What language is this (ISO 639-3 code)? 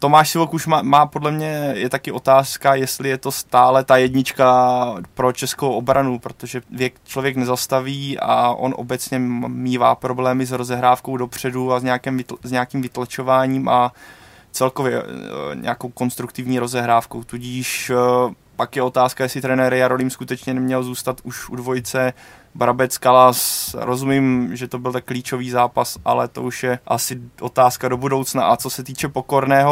ces